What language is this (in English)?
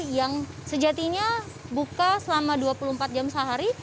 Indonesian